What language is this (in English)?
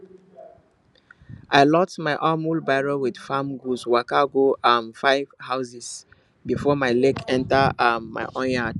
Nigerian Pidgin